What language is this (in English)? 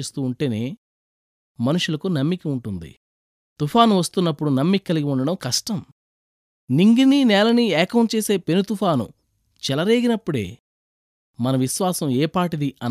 Telugu